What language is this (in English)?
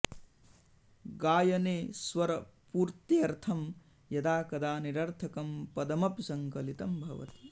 Sanskrit